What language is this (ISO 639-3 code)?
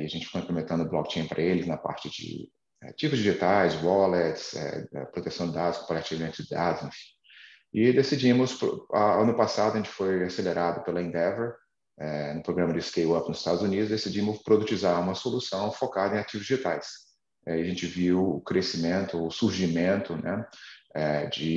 por